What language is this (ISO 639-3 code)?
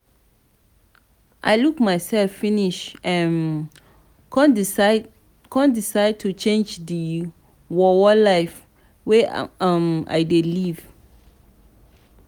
pcm